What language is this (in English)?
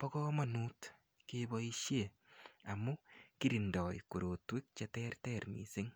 Kalenjin